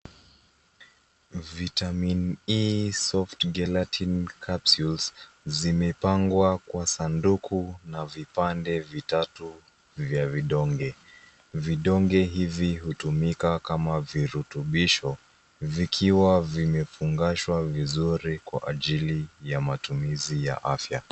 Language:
Swahili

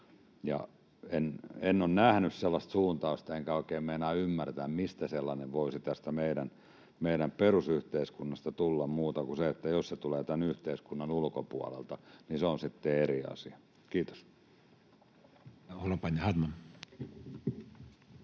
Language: Finnish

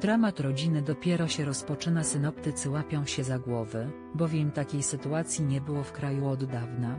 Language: Polish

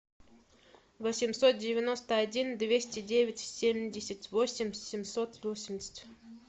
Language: Russian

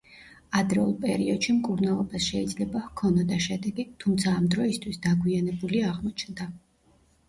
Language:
Georgian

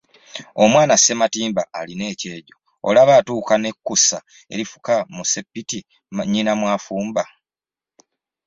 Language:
Ganda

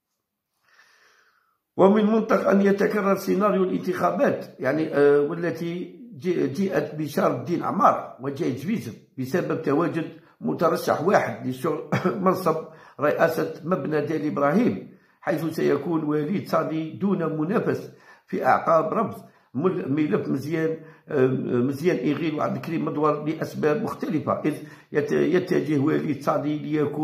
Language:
Arabic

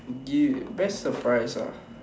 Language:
English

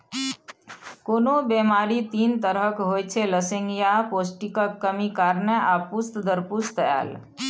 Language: Maithili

